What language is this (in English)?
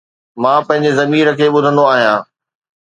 Sindhi